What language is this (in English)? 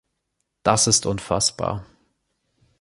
German